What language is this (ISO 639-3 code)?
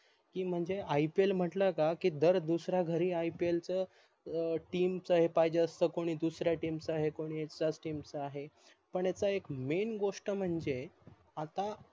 mar